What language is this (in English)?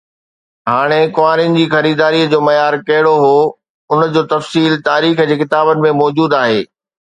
Sindhi